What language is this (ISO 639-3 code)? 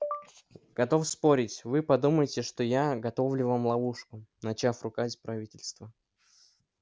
rus